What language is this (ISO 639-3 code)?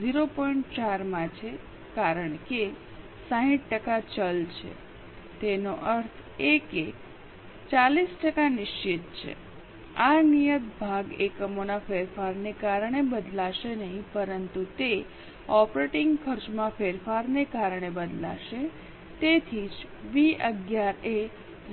guj